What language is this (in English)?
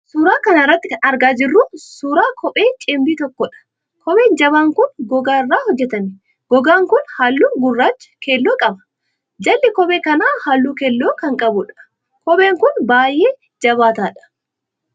Oromo